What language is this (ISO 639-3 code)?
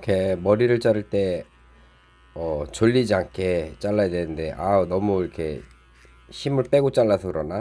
kor